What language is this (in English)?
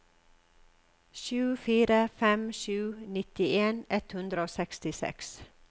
Norwegian